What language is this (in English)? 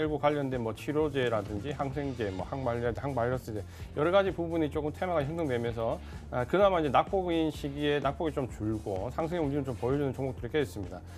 Korean